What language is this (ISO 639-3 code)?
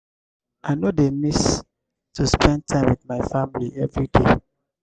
pcm